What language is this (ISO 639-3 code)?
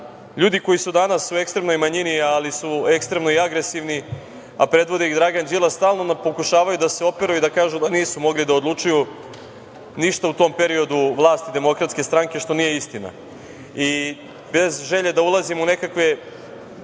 srp